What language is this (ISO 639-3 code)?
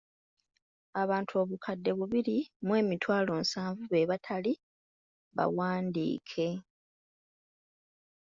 lug